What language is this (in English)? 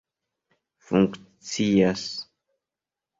Esperanto